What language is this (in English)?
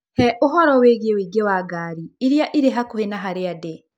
Kikuyu